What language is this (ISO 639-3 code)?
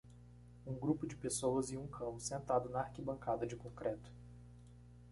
por